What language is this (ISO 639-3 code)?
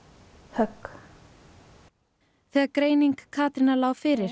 isl